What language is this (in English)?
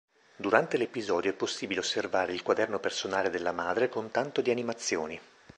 Italian